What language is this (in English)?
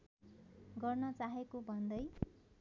Nepali